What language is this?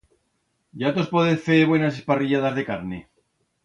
Aragonese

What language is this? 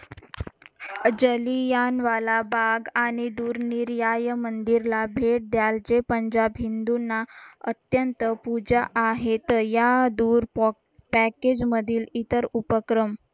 Marathi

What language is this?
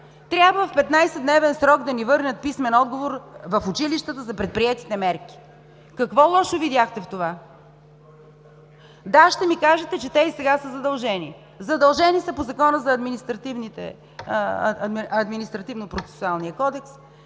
Bulgarian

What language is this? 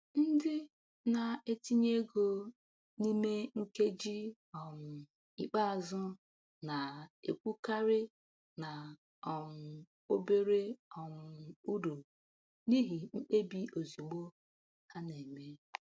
Igbo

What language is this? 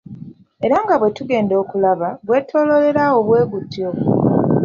Ganda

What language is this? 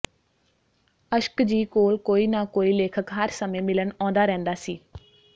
Punjabi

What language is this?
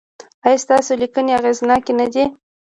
Pashto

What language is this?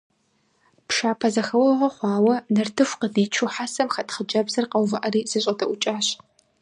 Kabardian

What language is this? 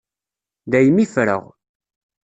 Kabyle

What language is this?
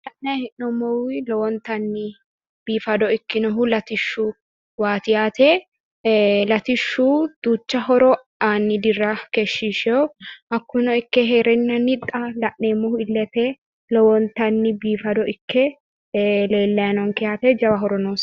Sidamo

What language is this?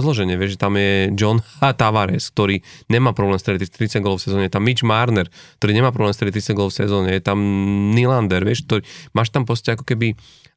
Slovak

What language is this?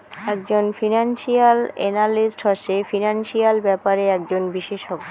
Bangla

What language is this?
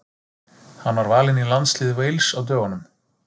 Icelandic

